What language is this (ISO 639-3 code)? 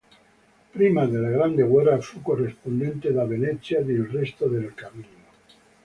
ita